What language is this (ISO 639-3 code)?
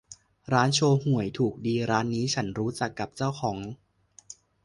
tha